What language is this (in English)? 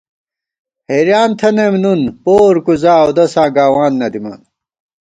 Gawar-Bati